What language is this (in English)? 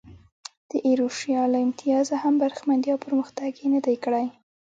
Pashto